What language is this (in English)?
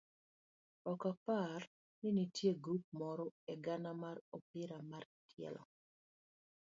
Luo (Kenya and Tanzania)